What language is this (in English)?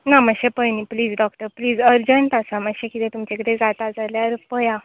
Konkani